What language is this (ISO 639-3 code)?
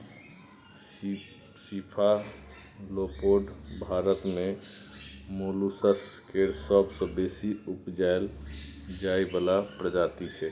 mai